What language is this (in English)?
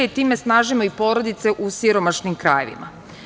Serbian